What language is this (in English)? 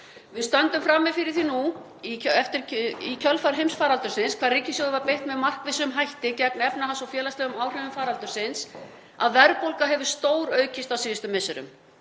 Icelandic